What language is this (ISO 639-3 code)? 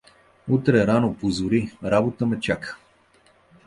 bul